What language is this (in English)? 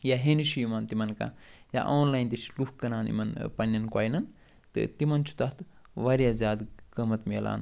Kashmiri